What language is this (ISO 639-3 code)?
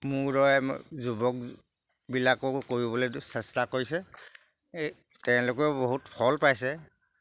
asm